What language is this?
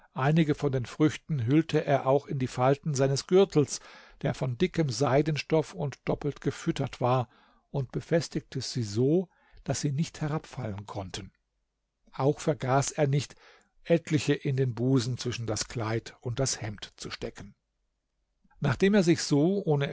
German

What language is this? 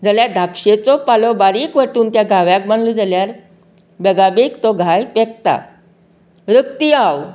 Konkani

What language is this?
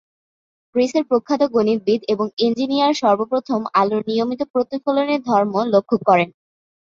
Bangla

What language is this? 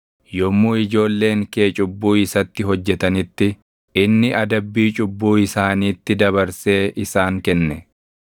Oromo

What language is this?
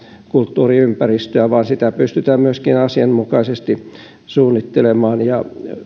Finnish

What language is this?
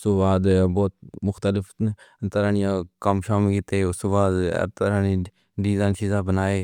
Pahari-Potwari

